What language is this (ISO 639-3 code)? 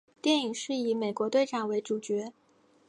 zho